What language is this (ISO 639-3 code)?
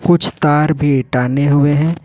hin